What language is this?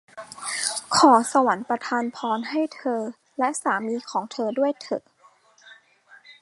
Thai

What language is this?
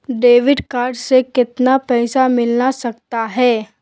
Magahi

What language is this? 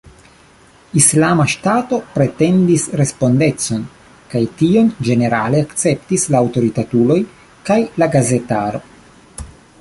Esperanto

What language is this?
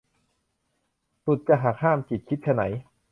Thai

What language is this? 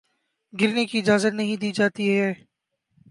Urdu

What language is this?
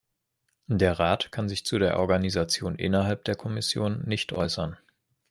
German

